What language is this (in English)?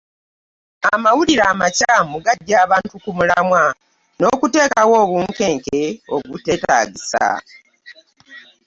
Ganda